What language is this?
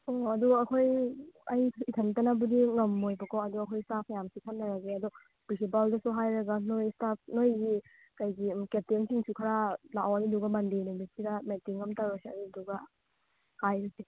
Manipuri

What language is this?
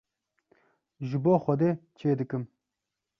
Kurdish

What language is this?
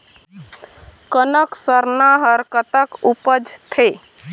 Chhattisgarhi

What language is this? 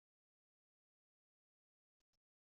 Kabyle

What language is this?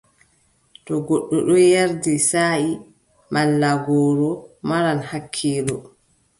Adamawa Fulfulde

